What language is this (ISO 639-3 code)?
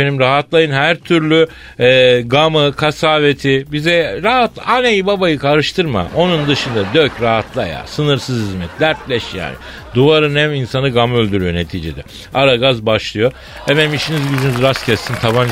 tur